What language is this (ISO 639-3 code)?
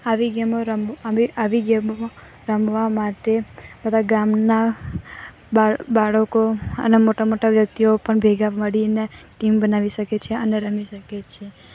guj